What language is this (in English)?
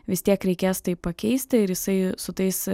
Lithuanian